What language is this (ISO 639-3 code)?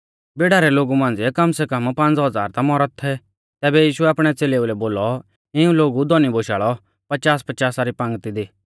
bfz